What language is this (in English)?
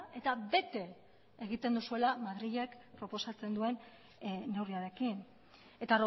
Basque